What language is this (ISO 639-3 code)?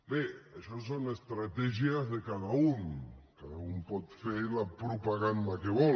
cat